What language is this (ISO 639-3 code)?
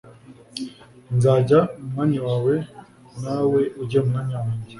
kin